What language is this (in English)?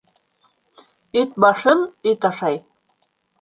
Bashkir